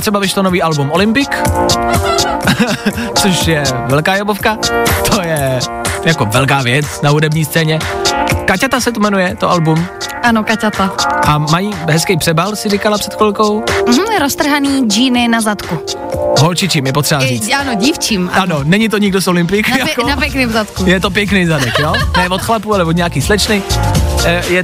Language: Czech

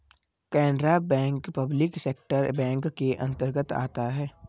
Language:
Hindi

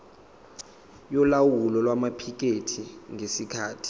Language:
Zulu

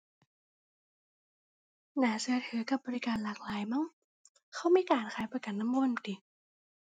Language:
Thai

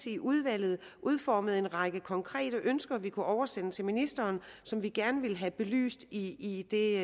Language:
Danish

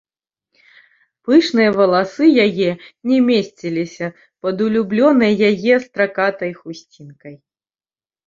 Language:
Belarusian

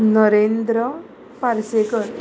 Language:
Konkani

